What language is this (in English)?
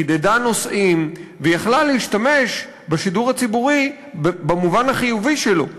Hebrew